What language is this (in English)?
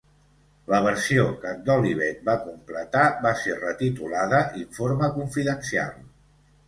Catalan